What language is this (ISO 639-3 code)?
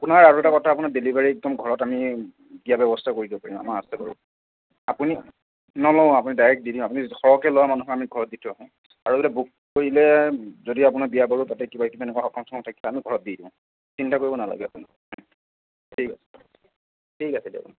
asm